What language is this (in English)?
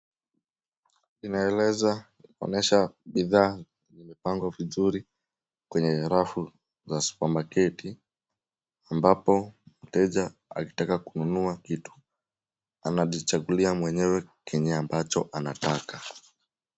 Swahili